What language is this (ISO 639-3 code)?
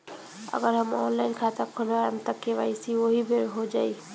bho